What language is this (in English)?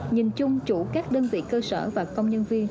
Vietnamese